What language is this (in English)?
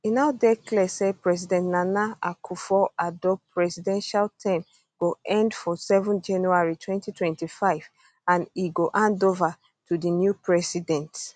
Nigerian Pidgin